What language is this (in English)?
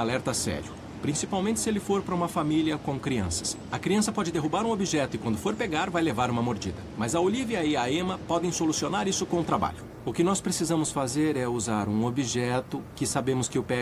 Portuguese